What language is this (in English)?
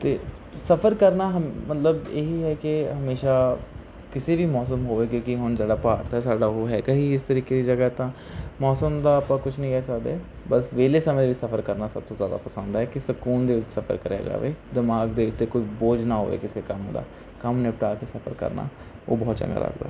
Punjabi